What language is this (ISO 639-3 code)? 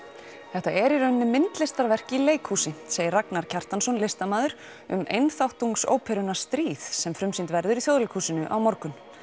isl